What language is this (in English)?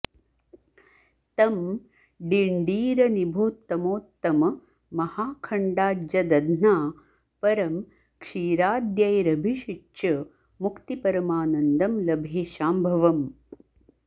Sanskrit